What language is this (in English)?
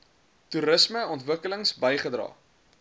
Afrikaans